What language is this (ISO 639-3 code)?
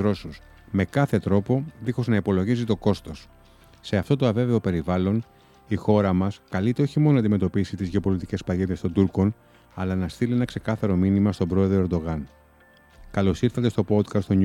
ell